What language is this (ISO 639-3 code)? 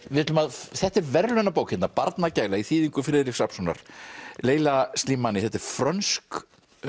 isl